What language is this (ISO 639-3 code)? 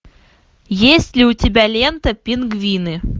rus